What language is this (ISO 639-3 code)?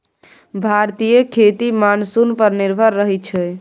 mai